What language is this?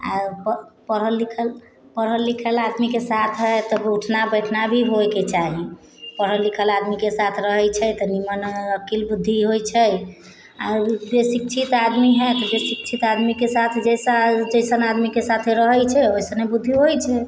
Maithili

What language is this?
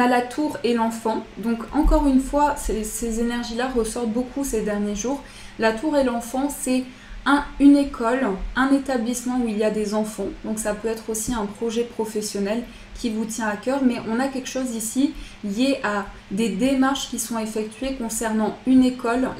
French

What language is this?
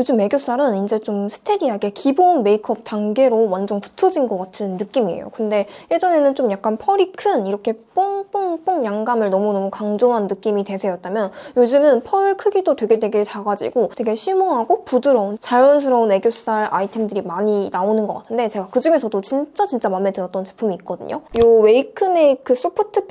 Korean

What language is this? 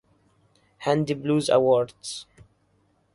English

